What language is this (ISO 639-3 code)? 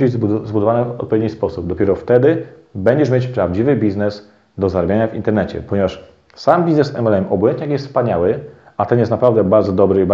pol